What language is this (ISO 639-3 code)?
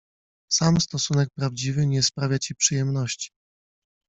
pol